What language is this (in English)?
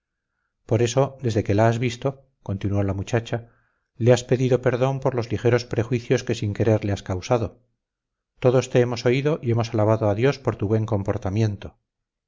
Spanish